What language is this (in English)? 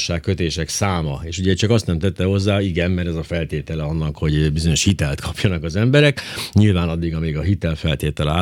Hungarian